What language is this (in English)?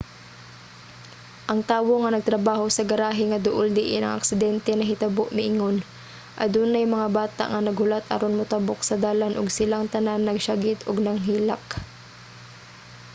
Cebuano